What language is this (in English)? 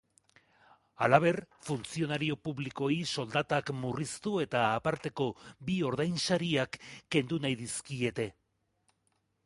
Basque